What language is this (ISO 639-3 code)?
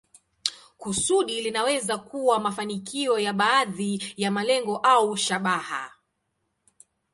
swa